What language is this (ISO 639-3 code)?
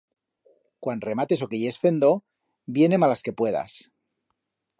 arg